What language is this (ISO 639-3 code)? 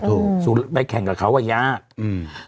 tha